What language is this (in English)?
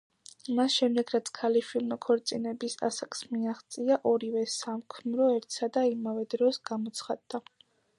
Georgian